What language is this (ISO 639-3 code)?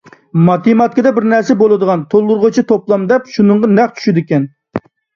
uig